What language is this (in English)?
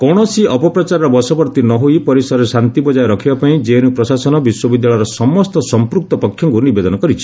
Odia